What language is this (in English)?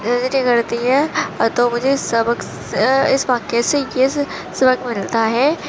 Urdu